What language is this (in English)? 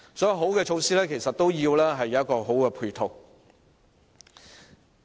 Cantonese